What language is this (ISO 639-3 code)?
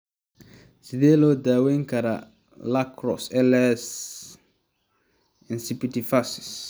som